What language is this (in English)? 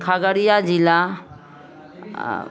Maithili